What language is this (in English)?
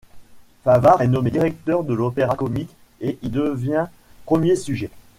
French